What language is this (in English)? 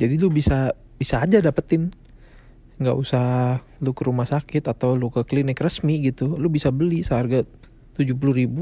Indonesian